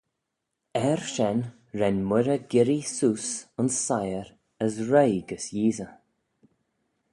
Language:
Manx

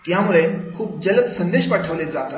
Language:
Marathi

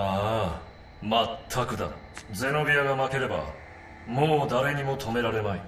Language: Japanese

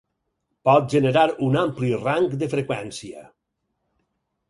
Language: Catalan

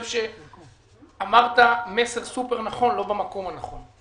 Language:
Hebrew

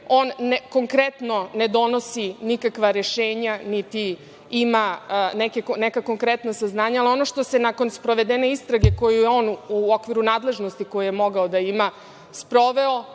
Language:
Serbian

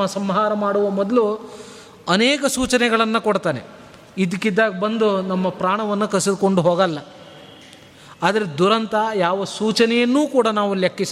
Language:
Kannada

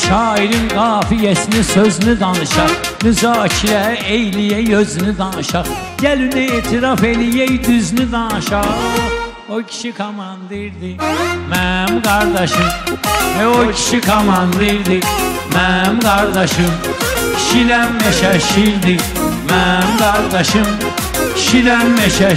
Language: Turkish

